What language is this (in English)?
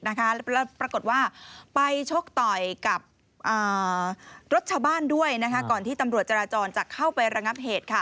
Thai